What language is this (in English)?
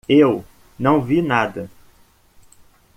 Portuguese